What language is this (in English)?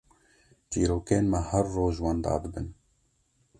Kurdish